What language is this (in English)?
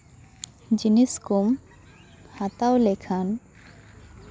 Santali